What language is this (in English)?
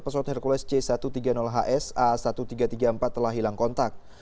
Indonesian